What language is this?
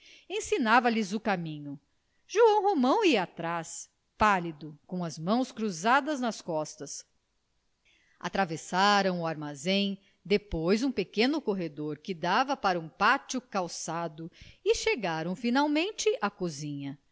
Portuguese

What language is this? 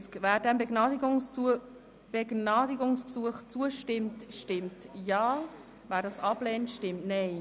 Swiss German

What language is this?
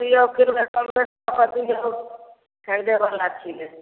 Maithili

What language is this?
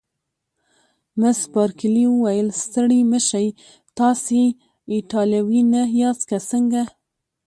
Pashto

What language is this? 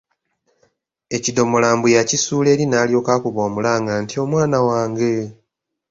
Ganda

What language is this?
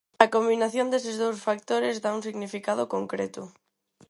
Galician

